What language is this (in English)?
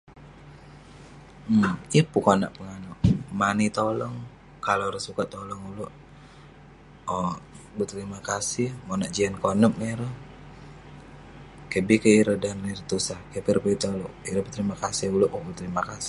Western Penan